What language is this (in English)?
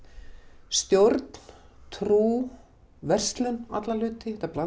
Icelandic